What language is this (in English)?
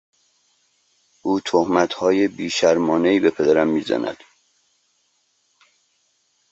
Persian